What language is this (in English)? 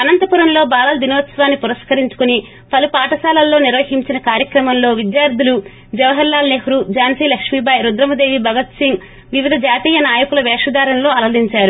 Telugu